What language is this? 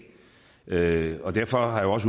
Danish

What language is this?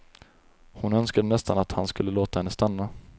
Swedish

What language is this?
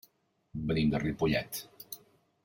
Catalan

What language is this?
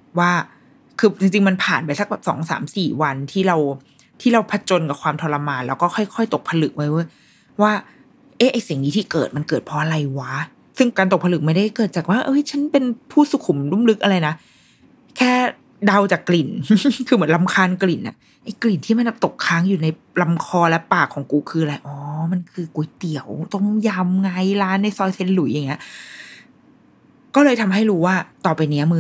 Thai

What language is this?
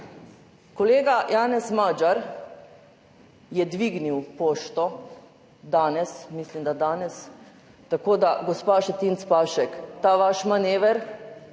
Slovenian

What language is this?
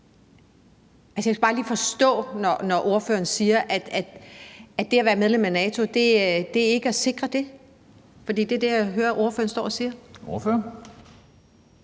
Danish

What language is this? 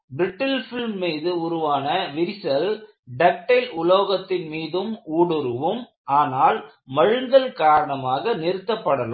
Tamil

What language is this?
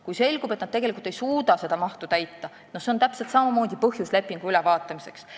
Estonian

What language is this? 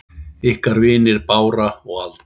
Icelandic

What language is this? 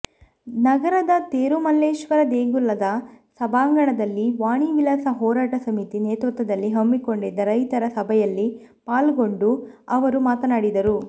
Kannada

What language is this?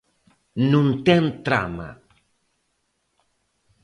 Galician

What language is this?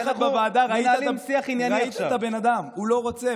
Hebrew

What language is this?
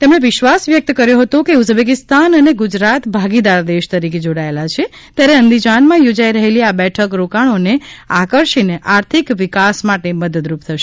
Gujarati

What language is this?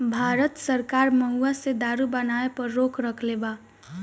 Bhojpuri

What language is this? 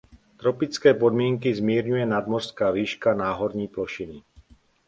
Czech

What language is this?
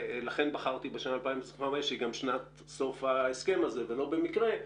Hebrew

